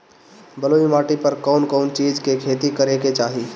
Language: Bhojpuri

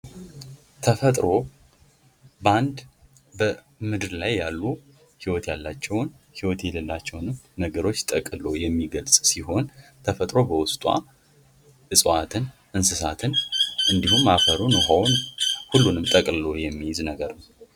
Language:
Amharic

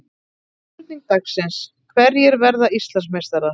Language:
Icelandic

